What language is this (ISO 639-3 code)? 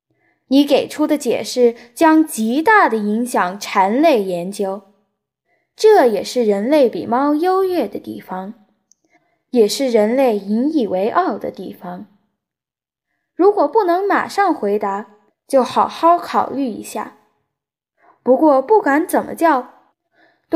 zho